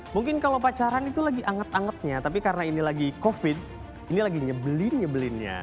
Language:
Indonesian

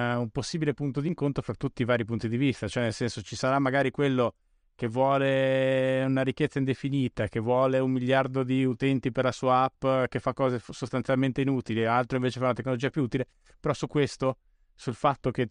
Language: Italian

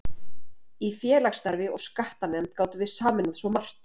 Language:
Icelandic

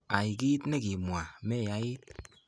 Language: Kalenjin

